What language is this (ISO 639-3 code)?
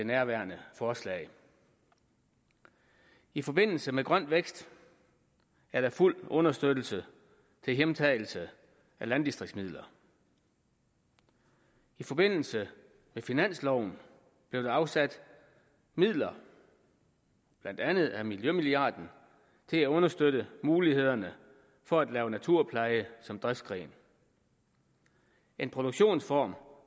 dan